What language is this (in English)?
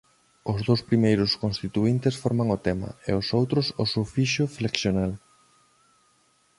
Galician